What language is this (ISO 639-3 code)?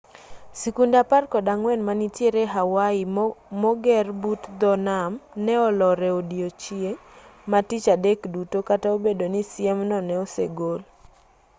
luo